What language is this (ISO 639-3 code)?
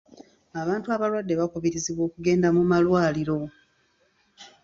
lug